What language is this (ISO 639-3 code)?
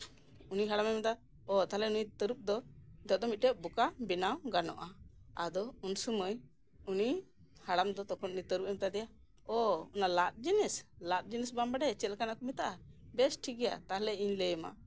sat